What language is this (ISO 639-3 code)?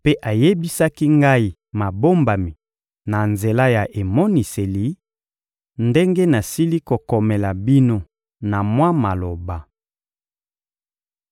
lin